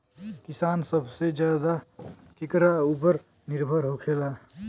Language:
Bhojpuri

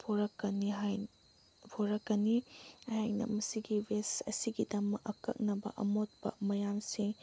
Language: Manipuri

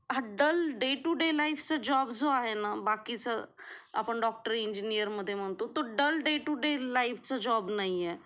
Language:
Marathi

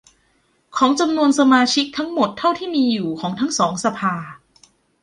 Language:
Thai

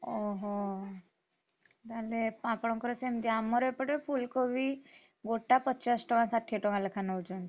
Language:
Odia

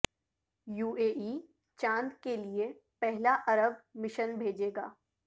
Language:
Urdu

